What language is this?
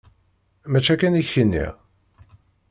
Kabyle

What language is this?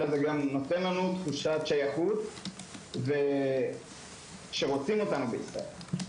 Hebrew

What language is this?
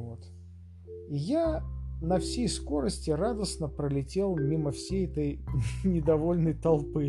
Russian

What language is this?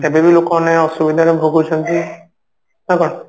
Odia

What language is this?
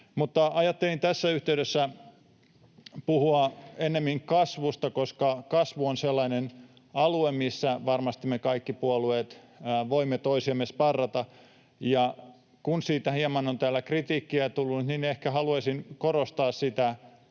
Finnish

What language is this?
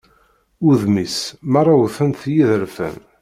Kabyle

